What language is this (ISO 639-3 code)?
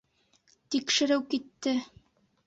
bak